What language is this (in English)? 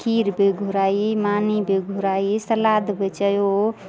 Sindhi